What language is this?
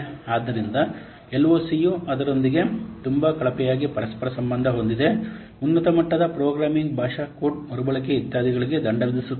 Kannada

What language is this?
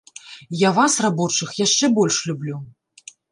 Belarusian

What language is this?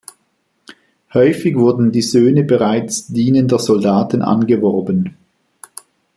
German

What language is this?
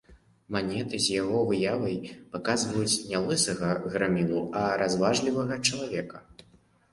Belarusian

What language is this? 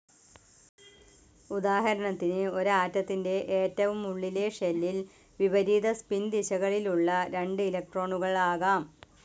Malayalam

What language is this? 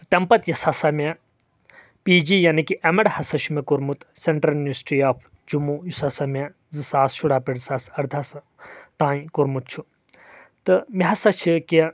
Kashmiri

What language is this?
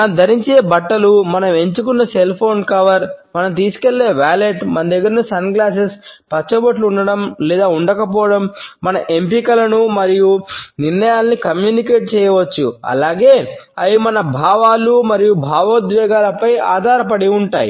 Telugu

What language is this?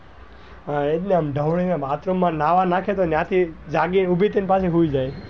Gujarati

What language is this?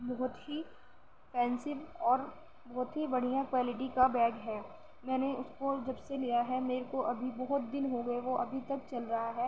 Urdu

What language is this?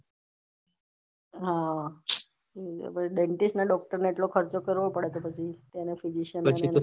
Gujarati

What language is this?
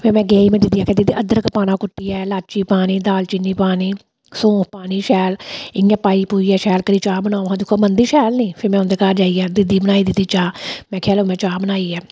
Dogri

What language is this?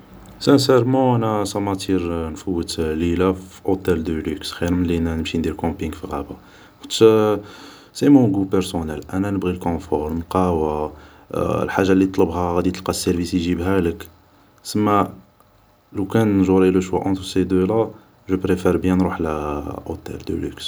Algerian Arabic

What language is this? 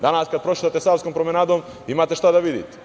Serbian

